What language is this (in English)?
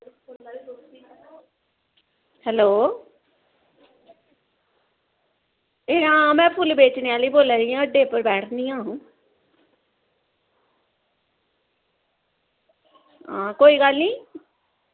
Dogri